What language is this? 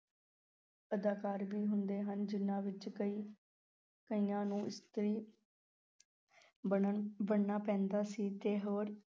Punjabi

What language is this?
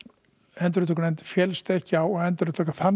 Icelandic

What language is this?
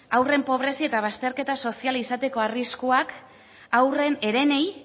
Basque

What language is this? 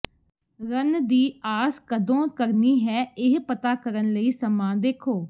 Punjabi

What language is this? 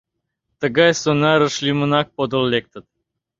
Mari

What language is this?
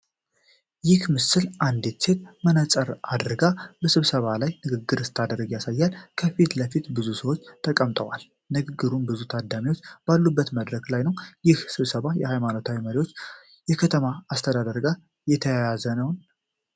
Amharic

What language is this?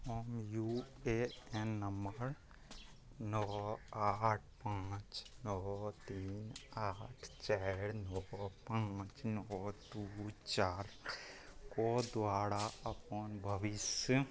Maithili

